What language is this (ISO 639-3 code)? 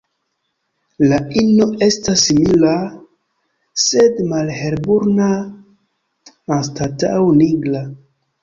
epo